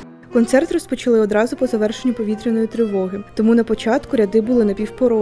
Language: Ukrainian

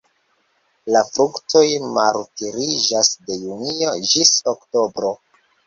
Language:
Esperanto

